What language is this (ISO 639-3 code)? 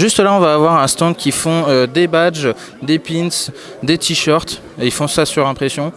fra